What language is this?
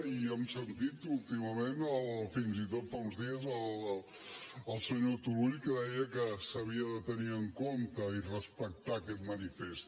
Catalan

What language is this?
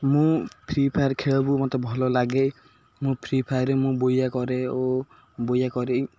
Odia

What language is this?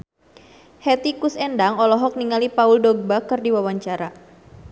Sundanese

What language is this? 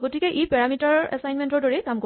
Assamese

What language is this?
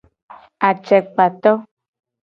Gen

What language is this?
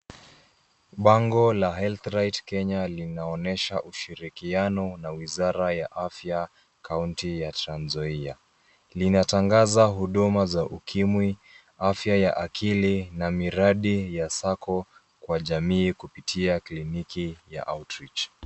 Swahili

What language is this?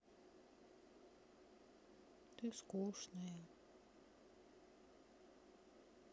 Russian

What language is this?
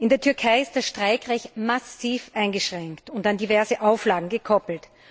German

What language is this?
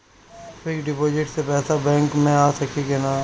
Bhojpuri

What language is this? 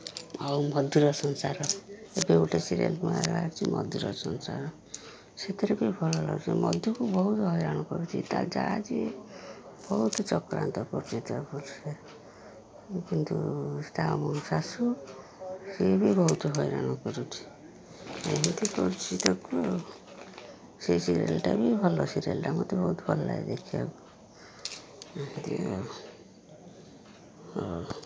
Odia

